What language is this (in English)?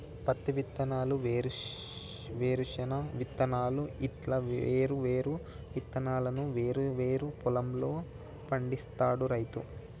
Telugu